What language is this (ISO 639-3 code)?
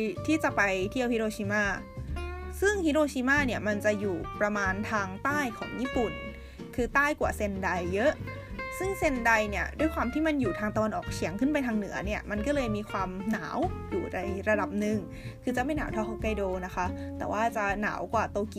tha